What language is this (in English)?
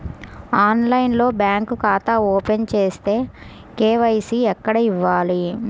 Telugu